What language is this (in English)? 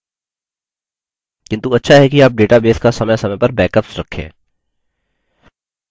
Hindi